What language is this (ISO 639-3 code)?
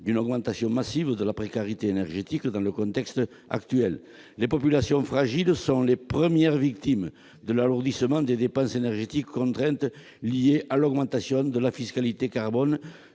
fra